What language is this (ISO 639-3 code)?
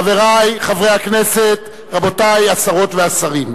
heb